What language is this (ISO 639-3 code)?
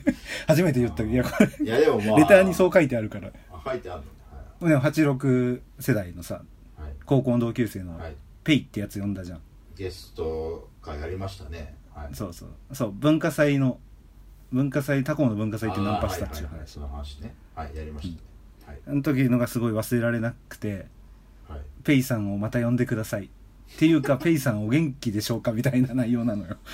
jpn